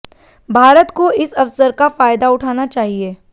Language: Hindi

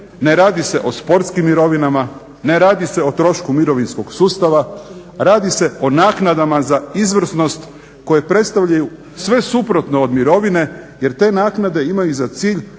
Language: Croatian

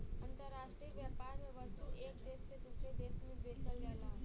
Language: Bhojpuri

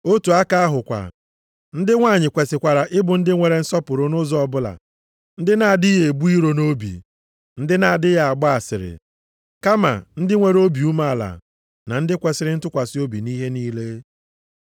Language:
Igbo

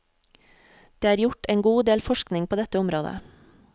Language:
Norwegian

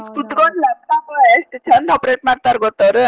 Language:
Kannada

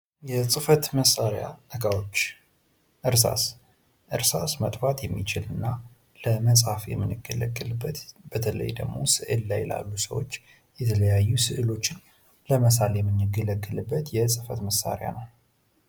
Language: Amharic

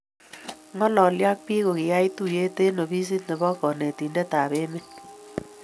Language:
Kalenjin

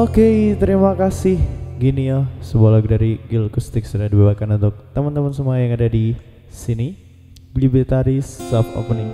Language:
Indonesian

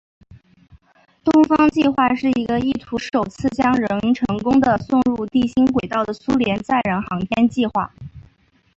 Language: Chinese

